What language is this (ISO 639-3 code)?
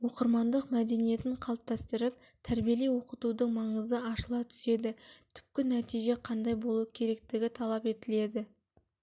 kaz